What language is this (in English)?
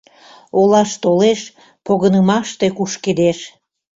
Mari